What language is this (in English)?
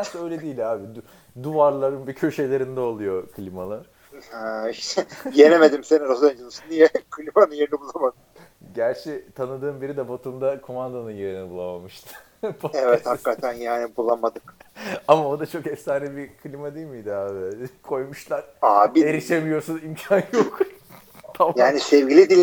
Turkish